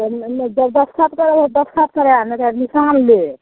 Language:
Maithili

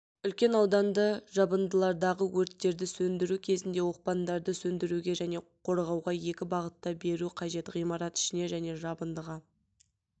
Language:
Kazakh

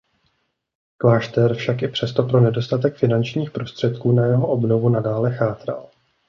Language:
Czech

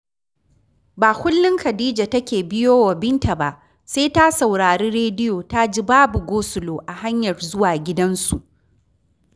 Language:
Hausa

